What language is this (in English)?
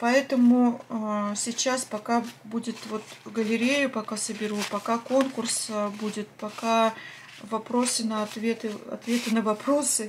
Russian